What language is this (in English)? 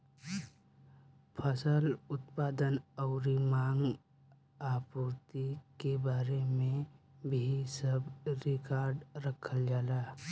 Bhojpuri